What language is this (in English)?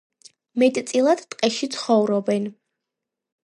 Georgian